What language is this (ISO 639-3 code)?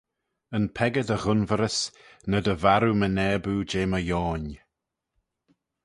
glv